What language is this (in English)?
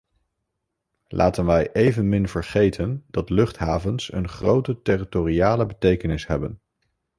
Dutch